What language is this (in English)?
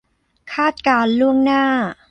Thai